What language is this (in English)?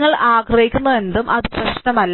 Malayalam